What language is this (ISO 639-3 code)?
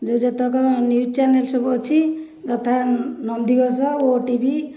ori